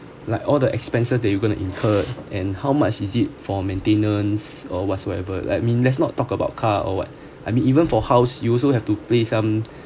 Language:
English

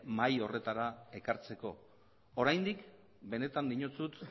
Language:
Basque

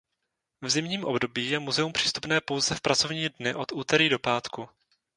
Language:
Czech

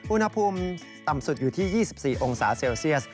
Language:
Thai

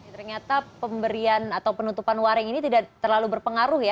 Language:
Indonesian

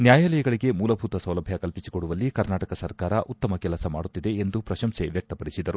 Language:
Kannada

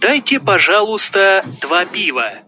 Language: Russian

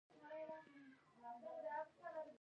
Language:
Pashto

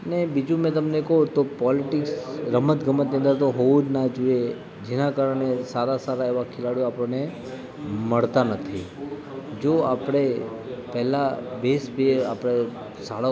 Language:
Gujarati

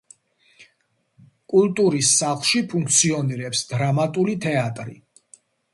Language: Georgian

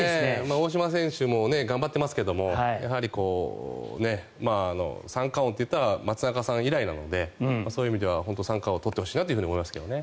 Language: Japanese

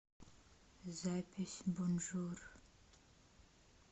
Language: Russian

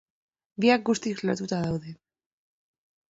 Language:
Basque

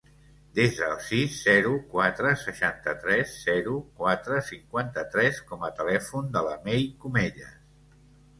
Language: Catalan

